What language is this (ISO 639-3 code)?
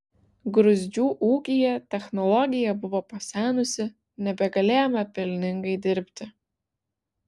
lit